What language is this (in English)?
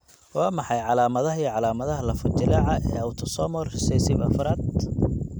Somali